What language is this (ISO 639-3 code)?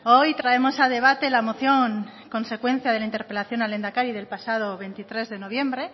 spa